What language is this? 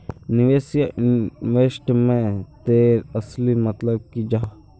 Magahi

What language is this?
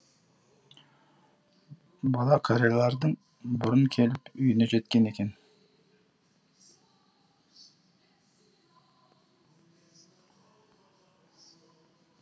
Kazakh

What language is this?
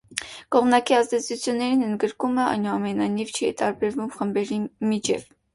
Armenian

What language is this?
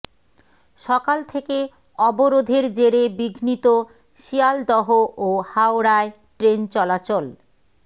Bangla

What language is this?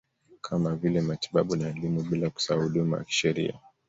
Swahili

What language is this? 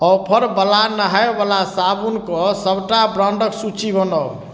Maithili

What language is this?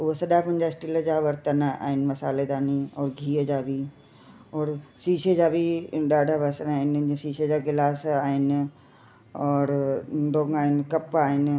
Sindhi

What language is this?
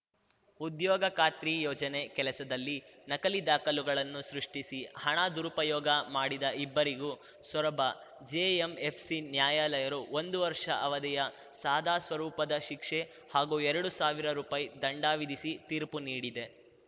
Kannada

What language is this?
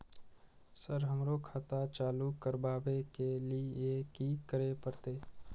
Maithili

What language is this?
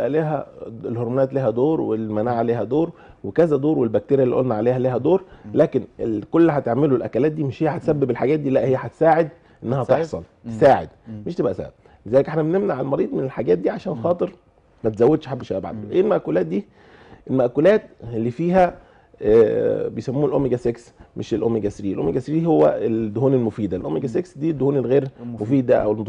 Arabic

